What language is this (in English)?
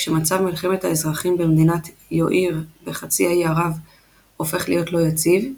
Hebrew